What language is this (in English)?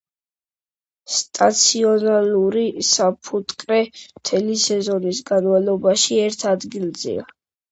Georgian